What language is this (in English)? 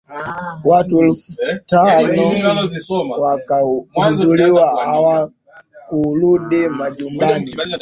Swahili